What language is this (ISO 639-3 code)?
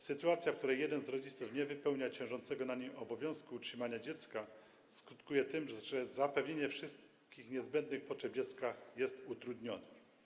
pol